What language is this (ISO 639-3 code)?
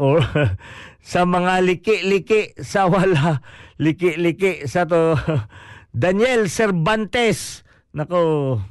fil